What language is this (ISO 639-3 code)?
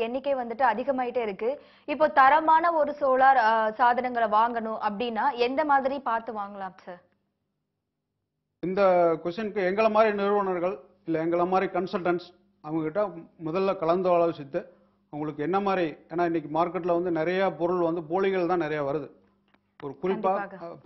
spa